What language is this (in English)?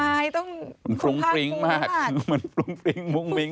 Thai